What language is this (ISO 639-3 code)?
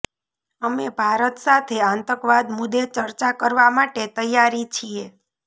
guj